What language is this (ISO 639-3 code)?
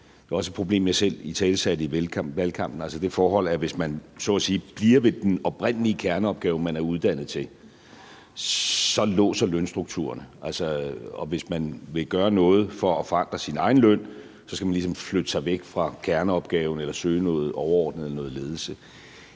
dan